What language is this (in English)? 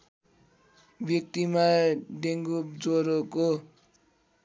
Nepali